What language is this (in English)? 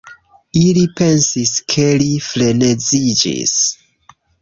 Esperanto